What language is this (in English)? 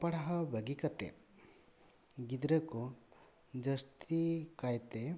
Santali